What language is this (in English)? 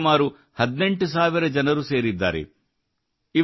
Kannada